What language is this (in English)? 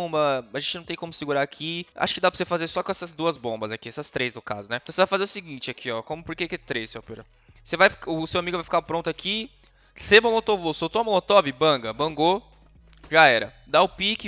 Portuguese